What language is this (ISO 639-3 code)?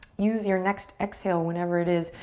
eng